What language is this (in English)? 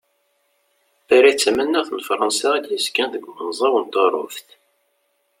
Kabyle